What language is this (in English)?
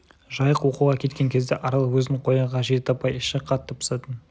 Kazakh